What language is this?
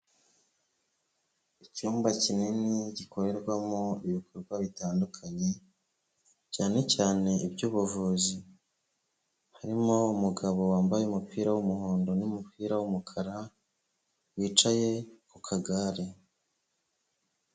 Kinyarwanda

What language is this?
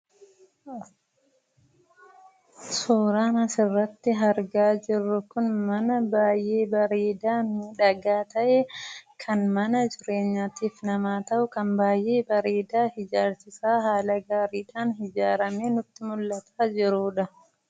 Oromo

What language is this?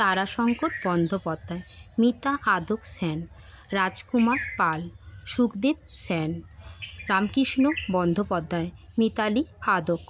Bangla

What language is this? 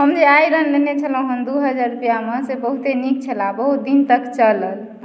Maithili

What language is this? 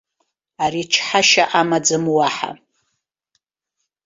Abkhazian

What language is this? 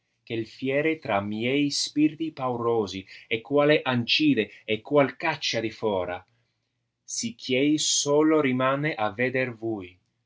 Italian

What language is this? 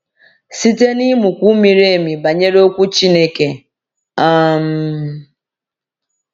Igbo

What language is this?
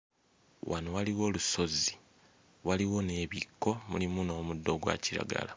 Ganda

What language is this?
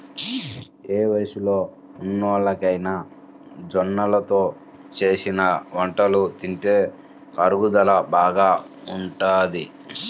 Telugu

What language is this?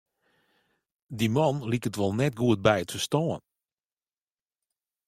Western Frisian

